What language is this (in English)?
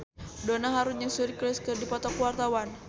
Sundanese